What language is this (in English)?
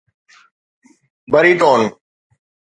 Sindhi